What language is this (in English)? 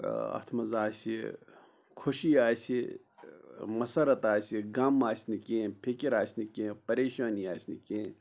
Kashmiri